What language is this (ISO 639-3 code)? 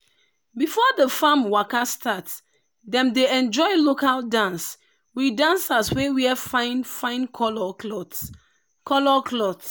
pcm